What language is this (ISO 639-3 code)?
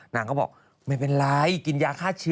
tha